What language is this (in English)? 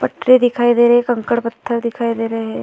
Hindi